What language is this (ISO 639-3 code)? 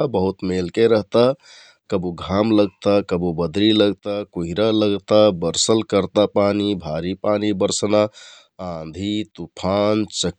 tkt